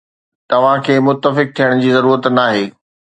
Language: Sindhi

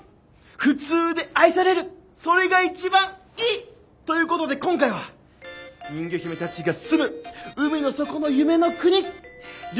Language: Japanese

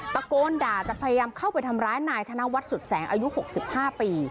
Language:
Thai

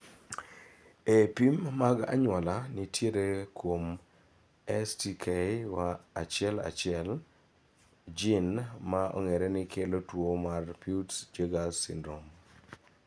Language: Luo (Kenya and Tanzania)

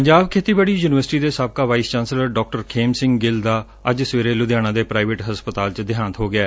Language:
Punjabi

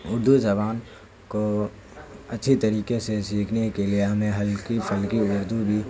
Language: Urdu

